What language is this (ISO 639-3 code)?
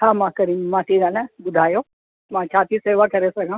snd